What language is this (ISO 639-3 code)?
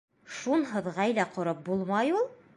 bak